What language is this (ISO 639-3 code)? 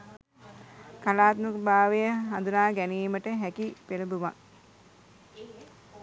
sin